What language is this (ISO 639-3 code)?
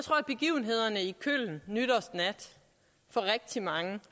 dan